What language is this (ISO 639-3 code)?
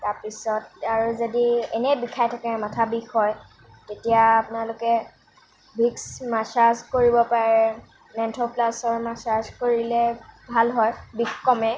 asm